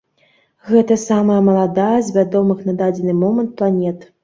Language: Belarusian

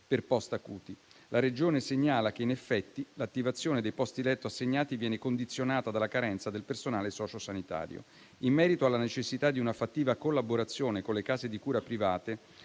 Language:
Italian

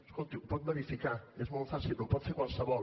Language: Catalan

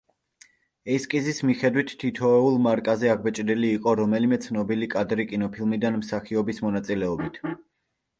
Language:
Georgian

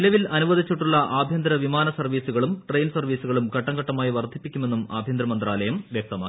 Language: Malayalam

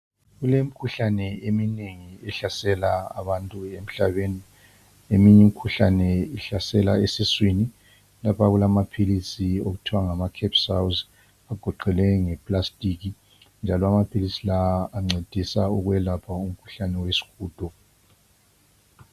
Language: North Ndebele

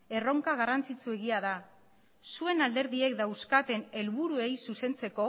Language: Basque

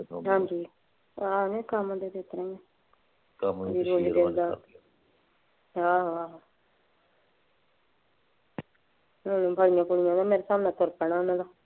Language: Punjabi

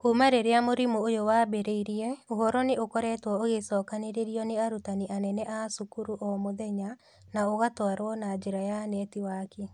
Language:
Kikuyu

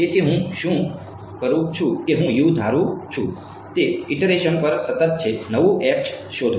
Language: Gujarati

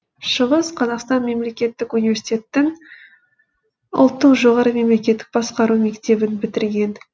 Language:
Kazakh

